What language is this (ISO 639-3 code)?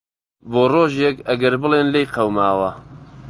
ckb